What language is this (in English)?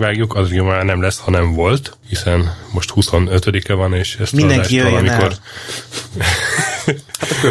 Hungarian